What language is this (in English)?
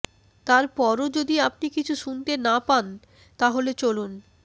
Bangla